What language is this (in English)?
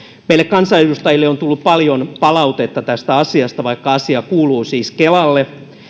Finnish